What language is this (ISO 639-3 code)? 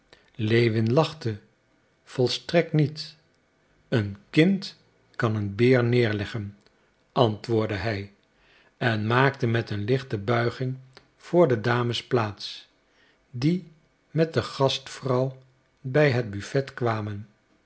nld